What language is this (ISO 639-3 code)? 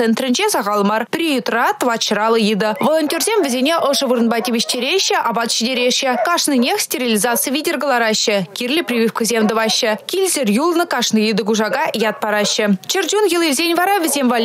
rus